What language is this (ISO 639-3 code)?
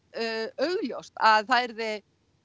isl